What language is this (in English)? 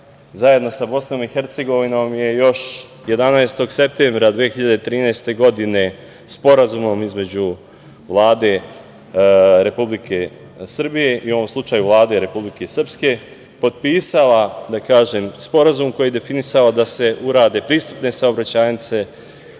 Serbian